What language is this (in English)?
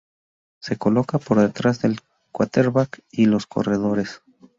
Spanish